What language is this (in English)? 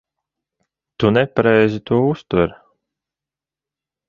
Latvian